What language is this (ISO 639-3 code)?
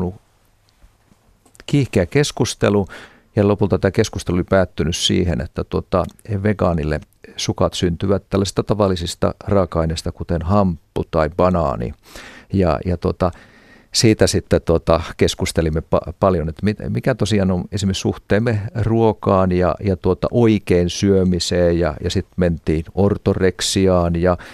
fin